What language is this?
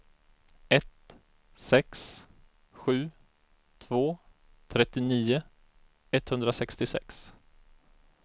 Swedish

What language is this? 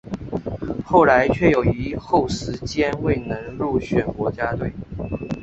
Chinese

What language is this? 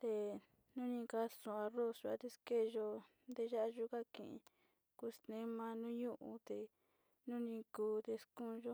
Sinicahua Mixtec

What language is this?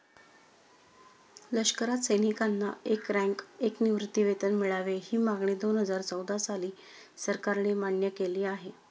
Marathi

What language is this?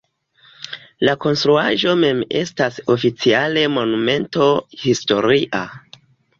Esperanto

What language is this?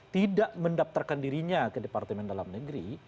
Indonesian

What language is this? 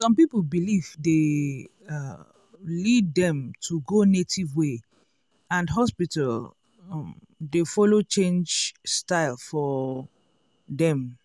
Nigerian Pidgin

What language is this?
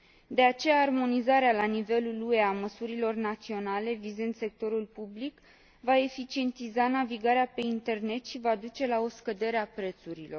Romanian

